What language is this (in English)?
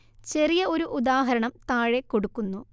Malayalam